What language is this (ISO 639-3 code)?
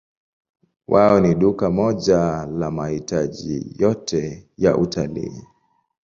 swa